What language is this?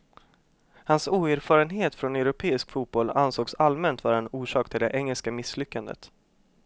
Swedish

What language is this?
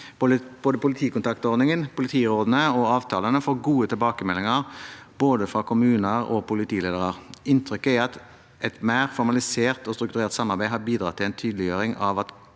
Norwegian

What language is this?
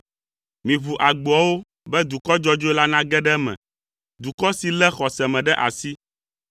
Ewe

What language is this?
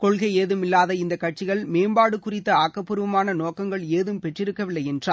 Tamil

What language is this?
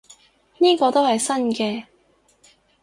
Cantonese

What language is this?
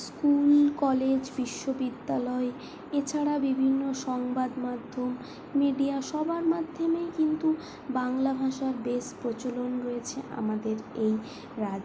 Bangla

